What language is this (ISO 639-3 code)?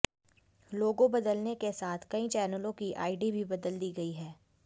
hin